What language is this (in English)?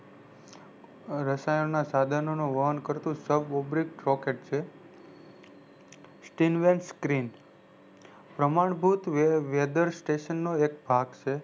Gujarati